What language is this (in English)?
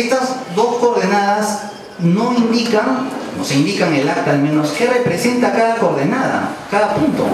Spanish